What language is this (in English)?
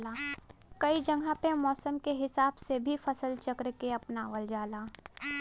Bhojpuri